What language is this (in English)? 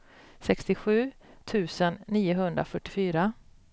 Swedish